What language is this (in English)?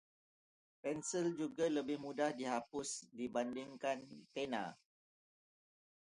Malay